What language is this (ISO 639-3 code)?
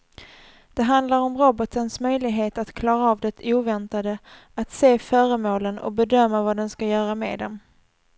swe